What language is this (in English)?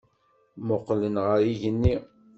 Kabyle